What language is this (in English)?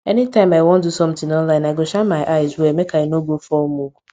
Nigerian Pidgin